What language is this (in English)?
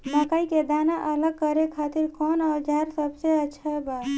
Bhojpuri